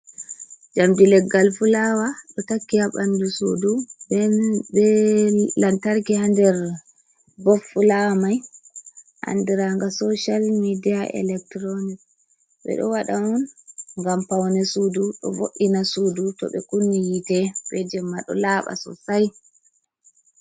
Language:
Fula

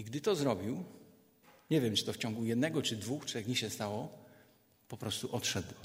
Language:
Polish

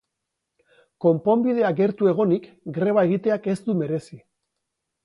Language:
Basque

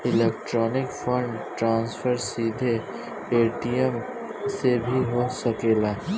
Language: Bhojpuri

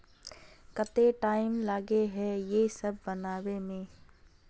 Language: Magahi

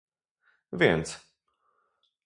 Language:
Polish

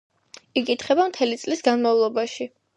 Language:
Georgian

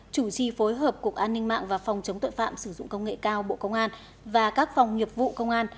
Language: Vietnamese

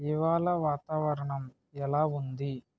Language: Telugu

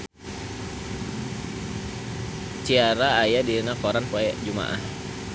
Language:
Sundanese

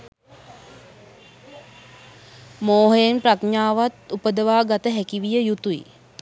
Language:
Sinhala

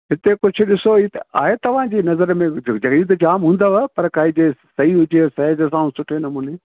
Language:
Sindhi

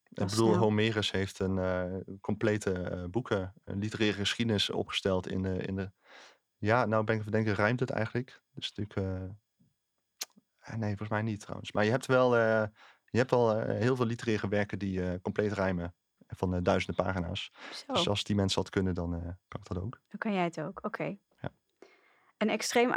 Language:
Dutch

